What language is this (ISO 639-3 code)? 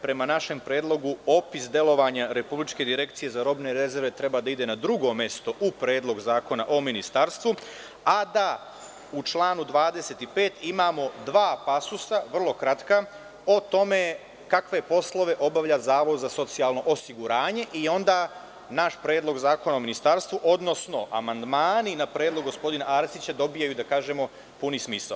srp